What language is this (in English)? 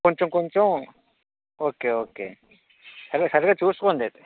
Telugu